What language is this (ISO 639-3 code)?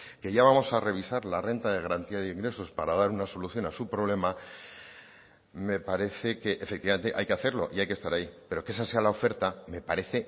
spa